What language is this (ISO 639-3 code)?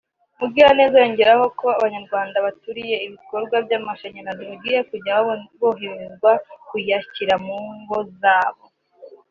kin